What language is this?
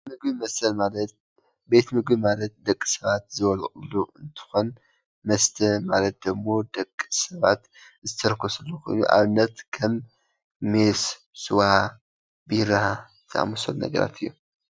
Tigrinya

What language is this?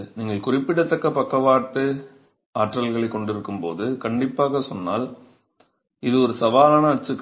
Tamil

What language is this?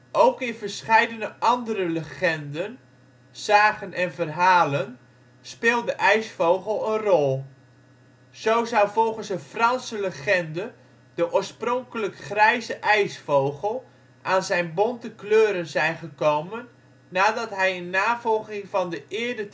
Dutch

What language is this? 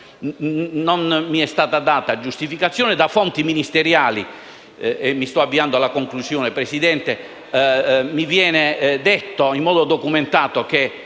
Italian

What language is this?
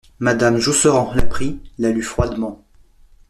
French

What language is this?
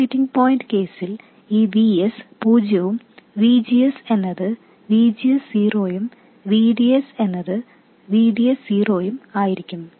Malayalam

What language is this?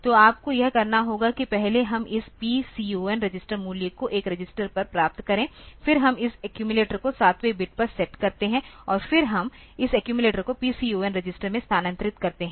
Hindi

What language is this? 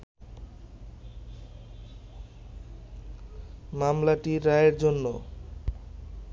Bangla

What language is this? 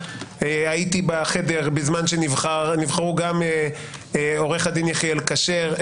Hebrew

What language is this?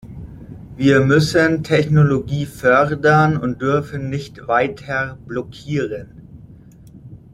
German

